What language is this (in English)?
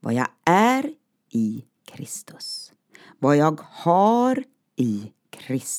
Swedish